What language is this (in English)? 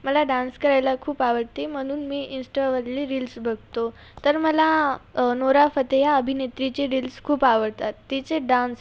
Marathi